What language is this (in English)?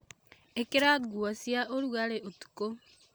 Kikuyu